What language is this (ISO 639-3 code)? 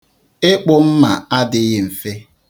ibo